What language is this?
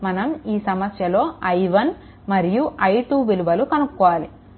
Telugu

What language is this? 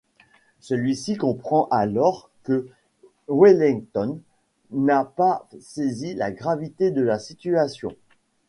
French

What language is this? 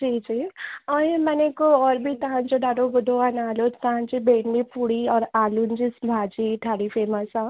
Sindhi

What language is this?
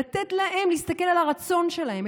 Hebrew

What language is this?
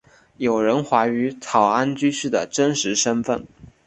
Chinese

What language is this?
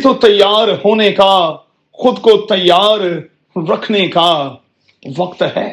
Urdu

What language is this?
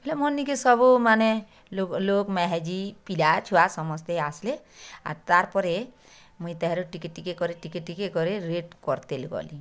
Odia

